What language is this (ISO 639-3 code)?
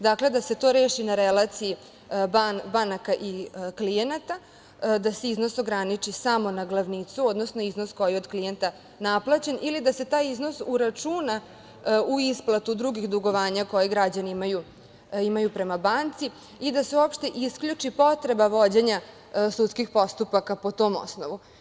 srp